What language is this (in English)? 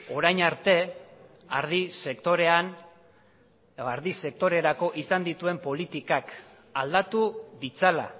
Basque